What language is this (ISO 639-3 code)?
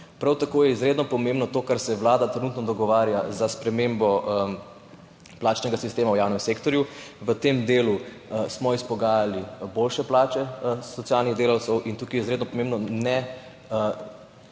slv